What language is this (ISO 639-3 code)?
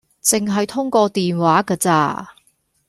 yue